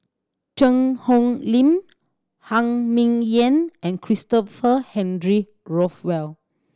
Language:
English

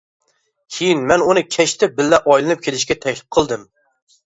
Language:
Uyghur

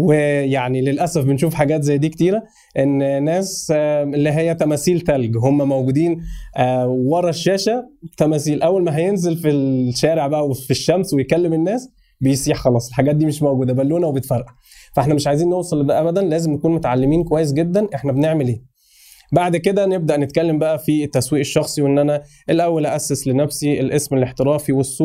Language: Arabic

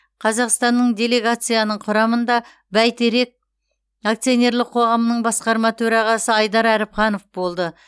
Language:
Kazakh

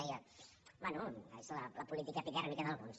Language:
Catalan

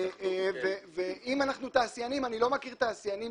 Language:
Hebrew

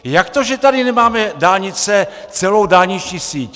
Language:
Czech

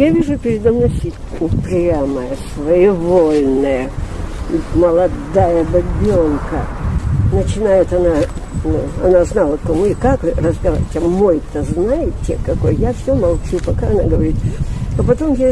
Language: Russian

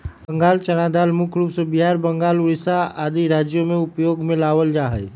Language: Magahi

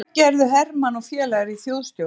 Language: Icelandic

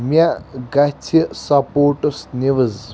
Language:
Kashmiri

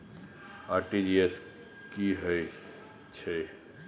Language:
Maithili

